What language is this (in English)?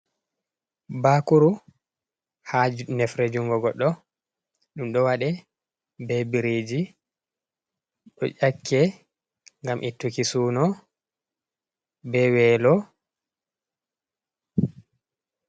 Fula